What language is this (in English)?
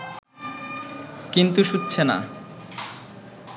Bangla